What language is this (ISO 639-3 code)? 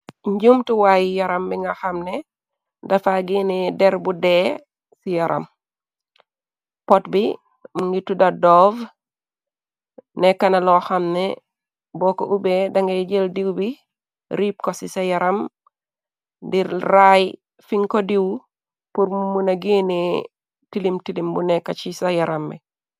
wol